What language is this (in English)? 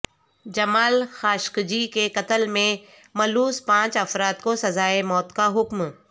Urdu